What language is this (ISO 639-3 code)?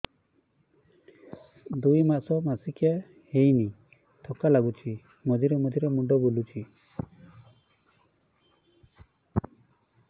ori